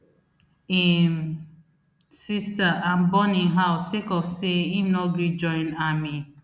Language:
Nigerian Pidgin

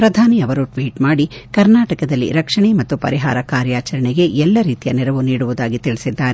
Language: Kannada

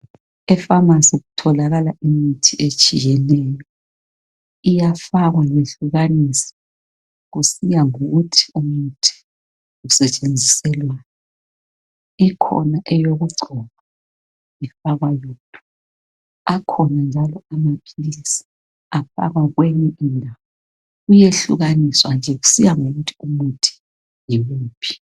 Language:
North Ndebele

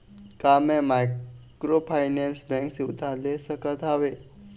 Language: Chhattisgarhi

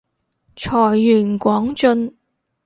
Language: Cantonese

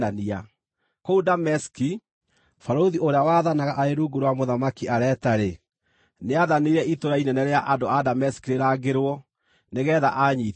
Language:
Kikuyu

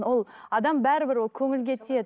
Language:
Kazakh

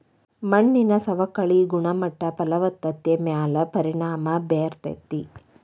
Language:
Kannada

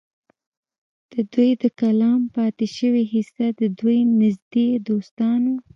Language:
Pashto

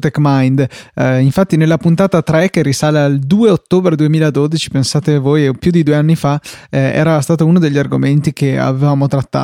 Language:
Italian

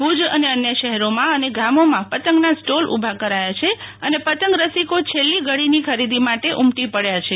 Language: Gujarati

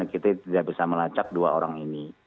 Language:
Indonesian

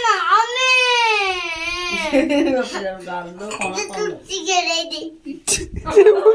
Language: Odia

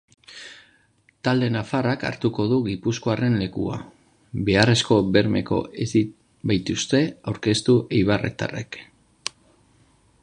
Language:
Basque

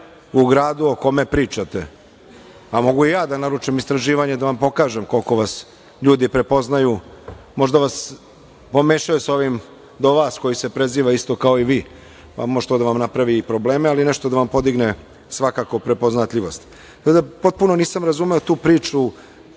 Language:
Serbian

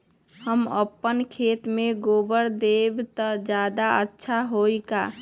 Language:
Magahi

